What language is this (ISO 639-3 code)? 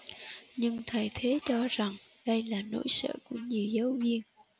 vie